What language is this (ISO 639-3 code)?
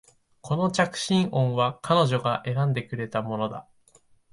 jpn